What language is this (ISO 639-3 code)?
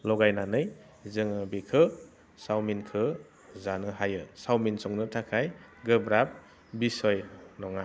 brx